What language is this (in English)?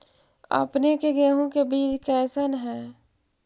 Magahi